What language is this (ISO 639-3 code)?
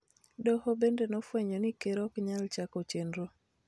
luo